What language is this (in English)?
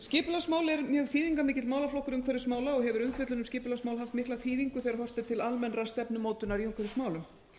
Icelandic